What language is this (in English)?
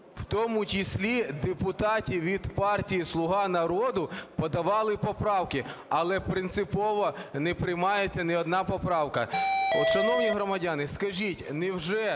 Ukrainian